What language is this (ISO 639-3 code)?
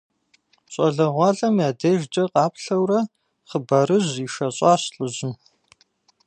kbd